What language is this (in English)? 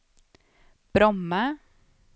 Swedish